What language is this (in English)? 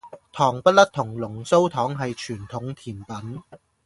Cantonese